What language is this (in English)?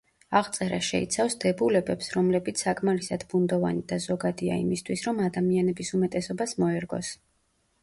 Georgian